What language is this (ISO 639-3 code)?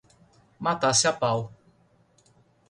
por